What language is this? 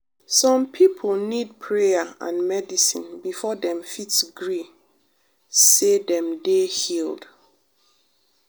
Nigerian Pidgin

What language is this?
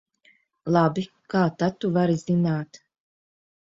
Latvian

